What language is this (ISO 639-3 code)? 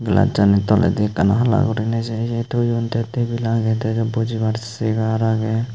ccp